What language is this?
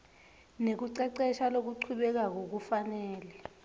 Swati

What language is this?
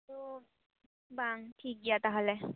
Santali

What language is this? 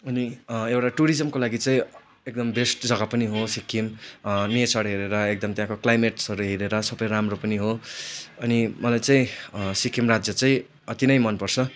Nepali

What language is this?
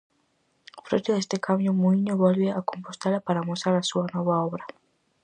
Galician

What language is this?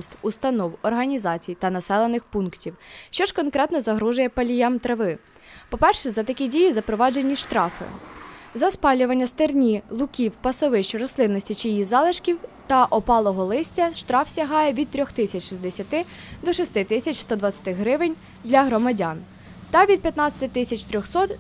Ukrainian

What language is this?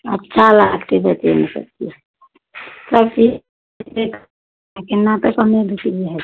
Maithili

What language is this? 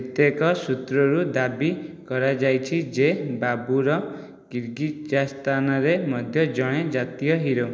Odia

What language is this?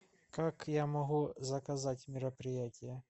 Russian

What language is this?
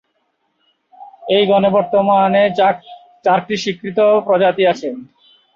Bangla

